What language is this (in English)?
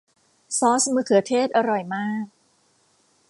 Thai